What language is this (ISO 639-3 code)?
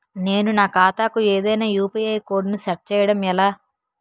tel